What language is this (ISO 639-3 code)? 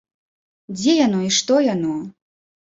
bel